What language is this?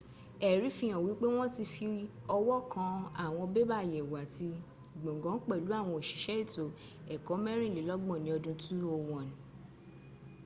Yoruba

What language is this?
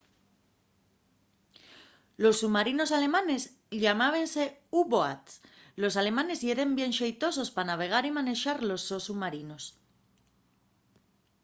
Asturian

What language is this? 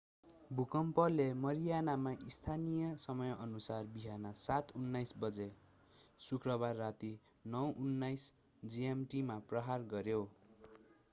Nepali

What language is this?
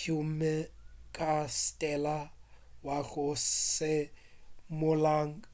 Northern Sotho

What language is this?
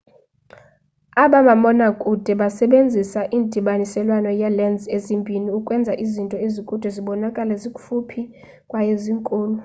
Xhosa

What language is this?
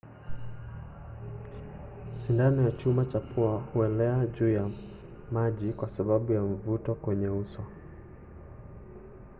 Swahili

